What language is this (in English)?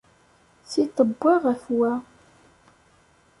Kabyle